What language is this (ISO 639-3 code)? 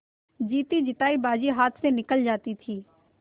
hin